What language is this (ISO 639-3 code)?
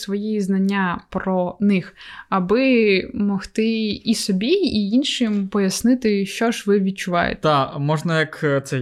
ukr